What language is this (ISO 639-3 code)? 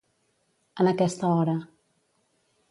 cat